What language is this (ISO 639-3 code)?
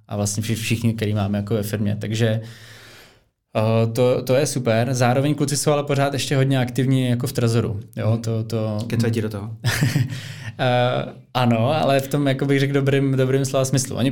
ces